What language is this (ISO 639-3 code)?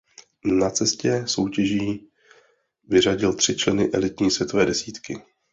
ces